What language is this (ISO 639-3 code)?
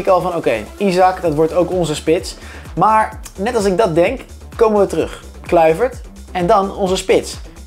nld